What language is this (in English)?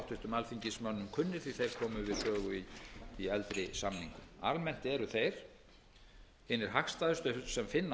Icelandic